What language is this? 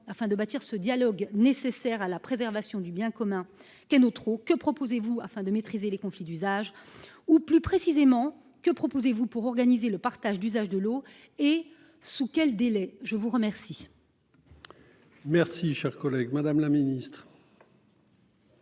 French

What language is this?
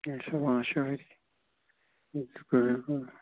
Kashmiri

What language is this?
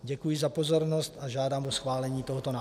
Czech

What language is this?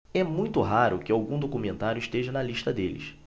Portuguese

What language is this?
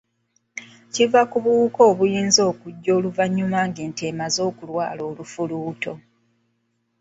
Ganda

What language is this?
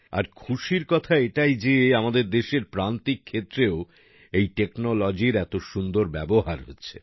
Bangla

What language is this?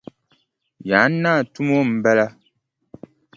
Dagbani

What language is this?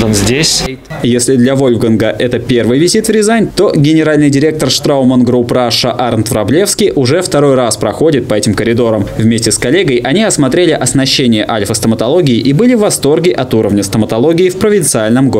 Russian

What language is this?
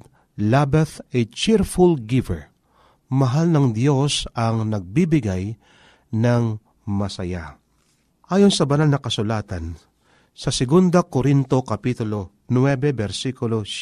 Filipino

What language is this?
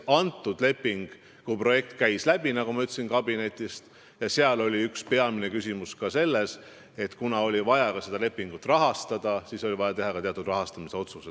Estonian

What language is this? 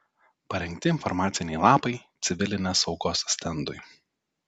Lithuanian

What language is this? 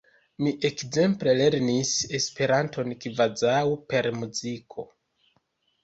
Esperanto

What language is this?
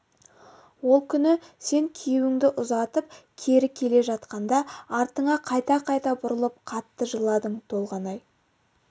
Kazakh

